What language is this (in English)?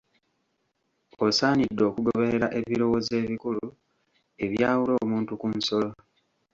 Ganda